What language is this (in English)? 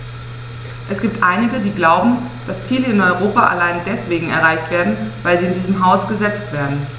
German